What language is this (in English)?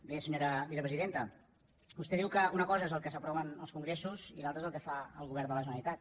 Catalan